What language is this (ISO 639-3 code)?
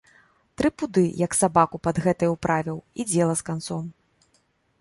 bel